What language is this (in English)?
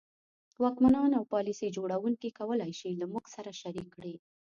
Pashto